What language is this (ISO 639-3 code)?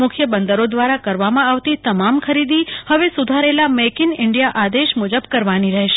guj